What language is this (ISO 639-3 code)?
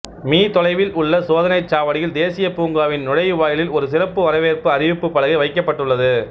tam